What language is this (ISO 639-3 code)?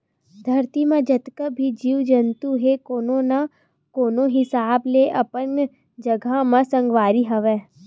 hne